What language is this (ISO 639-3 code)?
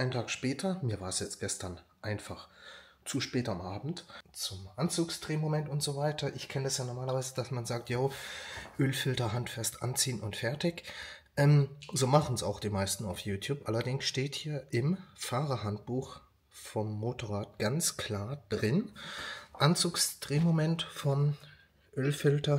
deu